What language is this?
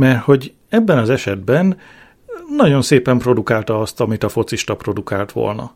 Hungarian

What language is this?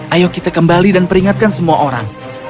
Indonesian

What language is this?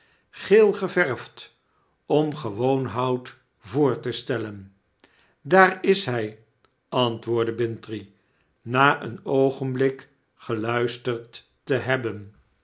Dutch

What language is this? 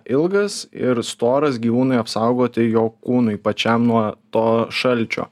Lithuanian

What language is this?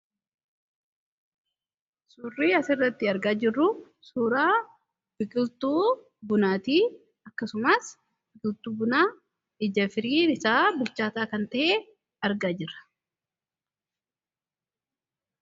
Oromo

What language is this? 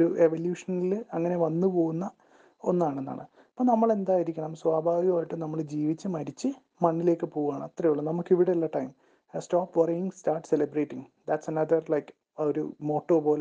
Malayalam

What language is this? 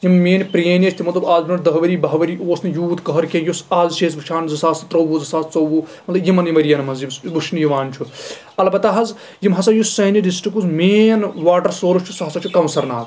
Kashmiri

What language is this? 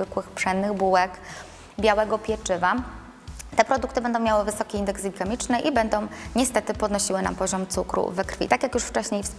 Polish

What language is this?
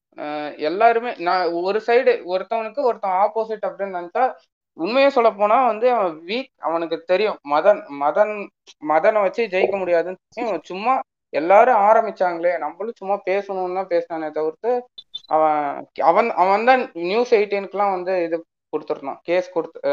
Tamil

